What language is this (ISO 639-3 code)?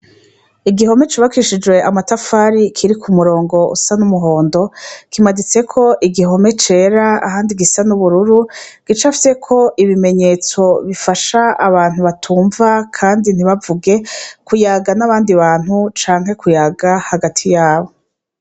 run